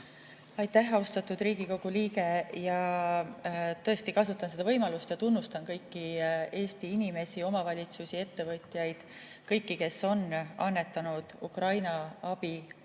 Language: Estonian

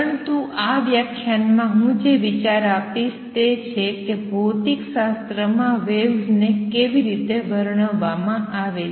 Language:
Gujarati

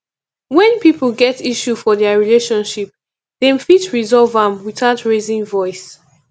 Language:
Nigerian Pidgin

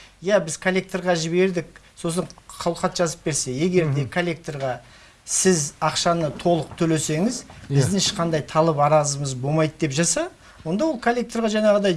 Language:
Turkish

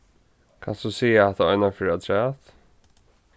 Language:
Faroese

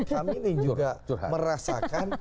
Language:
Indonesian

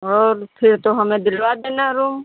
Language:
Hindi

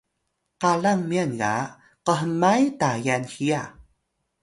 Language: Atayal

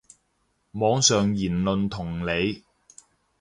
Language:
Cantonese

